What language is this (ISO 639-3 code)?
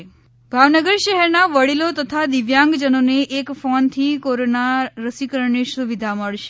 guj